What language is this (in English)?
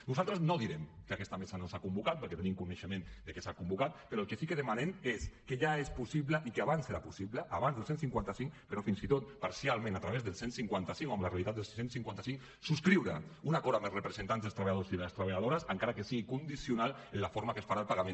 Catalan